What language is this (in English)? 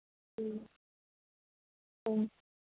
Manipuri